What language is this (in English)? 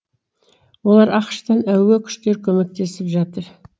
Kazakh